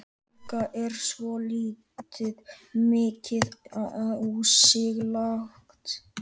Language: Icelandic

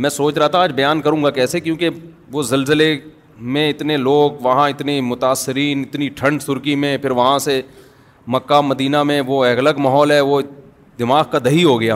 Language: Urdu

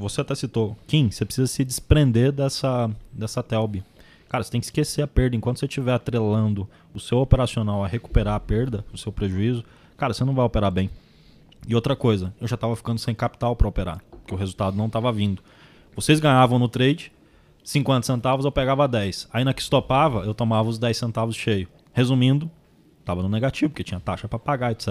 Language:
Portuguese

